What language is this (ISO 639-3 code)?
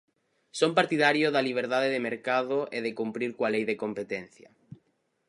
glg